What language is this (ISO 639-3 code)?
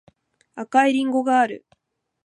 jpn